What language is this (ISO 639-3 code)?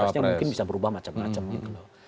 ind